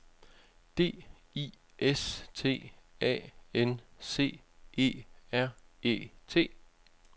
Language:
Danish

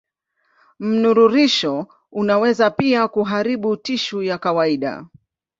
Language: Swahili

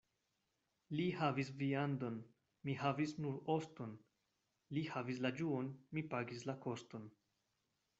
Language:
Esperanto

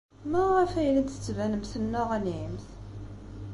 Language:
Kabyle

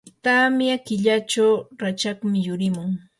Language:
Yanahuanca Pasco Quechua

